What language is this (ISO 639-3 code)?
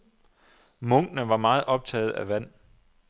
dan